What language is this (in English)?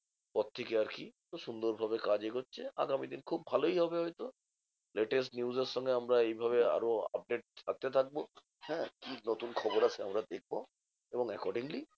Bangla